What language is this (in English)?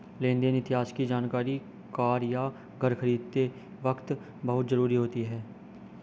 Hindi